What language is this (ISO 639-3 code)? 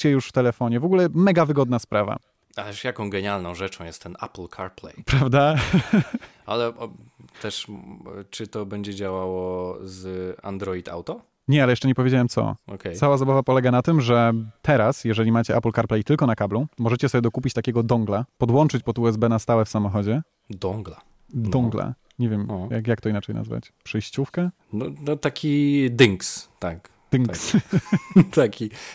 pol